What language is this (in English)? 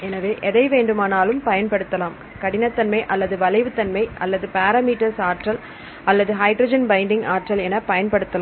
Tamil